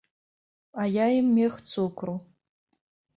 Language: Belarusian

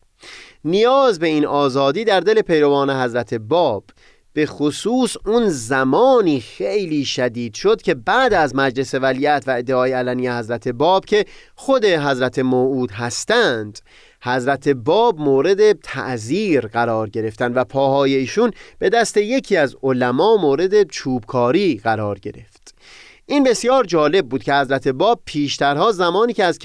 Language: Persian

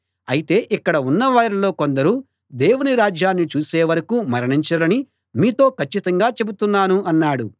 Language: Telugu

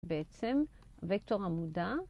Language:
Hebrew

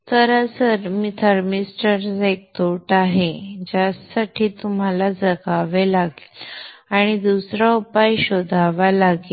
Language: Marathi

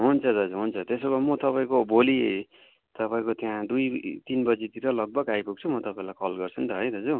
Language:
Nepali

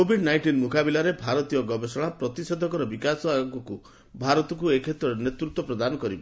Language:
Odia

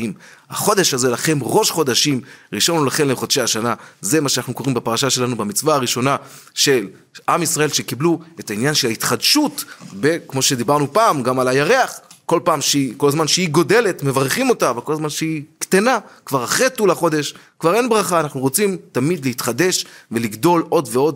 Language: Hebrew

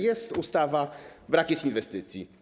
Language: Polish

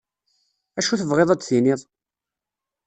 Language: Kabyle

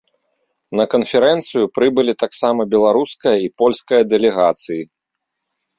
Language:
Belarusian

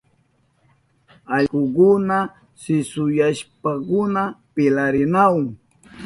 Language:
Southern Pastaza Quechua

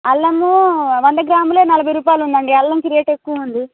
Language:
Telugu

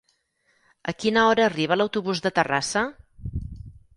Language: Catalan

